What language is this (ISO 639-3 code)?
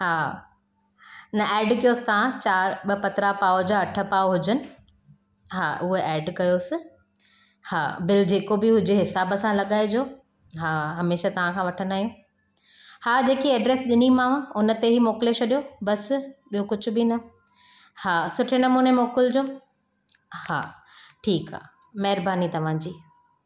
snd